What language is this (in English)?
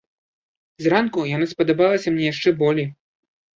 Belarusian